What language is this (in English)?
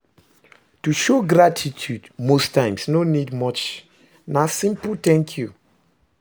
Nigerian Pidgin